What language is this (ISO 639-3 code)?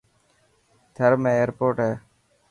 mki